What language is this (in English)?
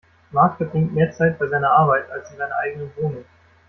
German